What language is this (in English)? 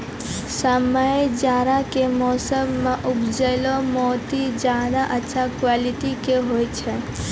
Maithili